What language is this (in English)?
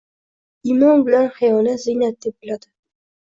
Uzbek